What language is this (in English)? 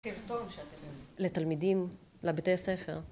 Hebrew